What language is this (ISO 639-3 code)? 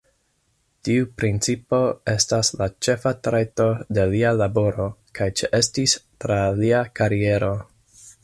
epo